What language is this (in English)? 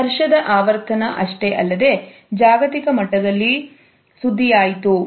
Kannada